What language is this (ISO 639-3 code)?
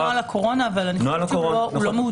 heb